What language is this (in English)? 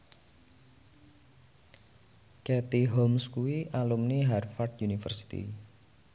Javanese